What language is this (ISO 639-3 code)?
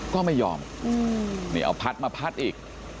tha